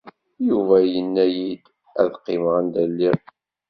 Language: Kabyle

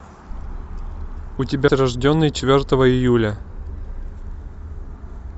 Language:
Russian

